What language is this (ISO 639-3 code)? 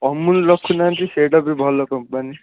ori